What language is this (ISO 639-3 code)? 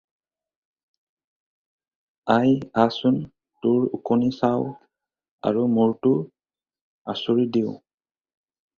asm